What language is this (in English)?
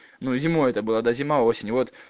Russian